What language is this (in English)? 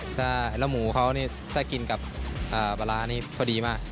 Thai